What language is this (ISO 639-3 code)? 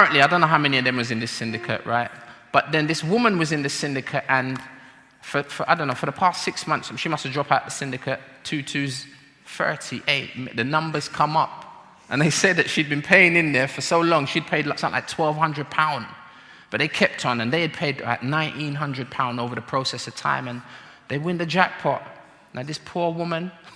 eng